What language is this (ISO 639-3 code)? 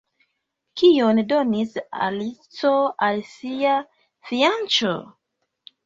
epo